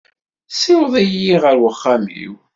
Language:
Kabyle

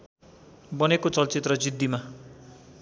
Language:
Nepali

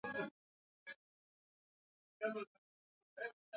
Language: Swahili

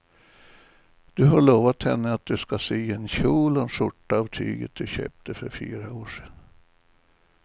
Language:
Swedish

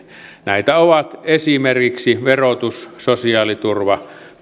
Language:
Finnish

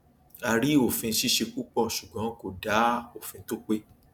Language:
Yoruba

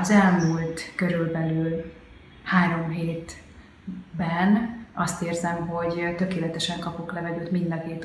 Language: Hungarian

